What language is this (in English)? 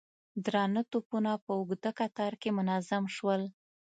Pashto